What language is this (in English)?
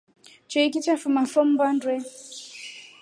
Rombo